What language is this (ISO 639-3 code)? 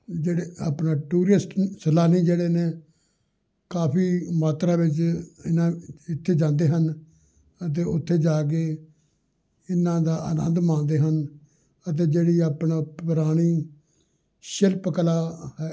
pan